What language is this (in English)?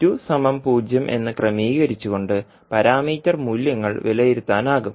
Malayalam